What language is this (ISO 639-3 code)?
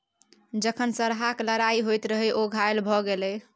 mai